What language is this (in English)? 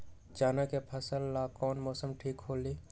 Magahi